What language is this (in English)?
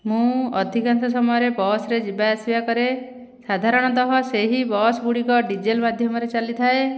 Odia